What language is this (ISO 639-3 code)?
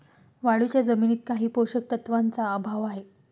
mar